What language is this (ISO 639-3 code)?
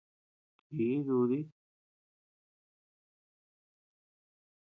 cux